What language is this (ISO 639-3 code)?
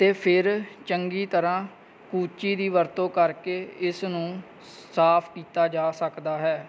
pan